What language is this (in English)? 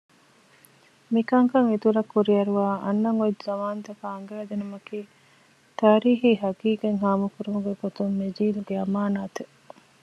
Divehi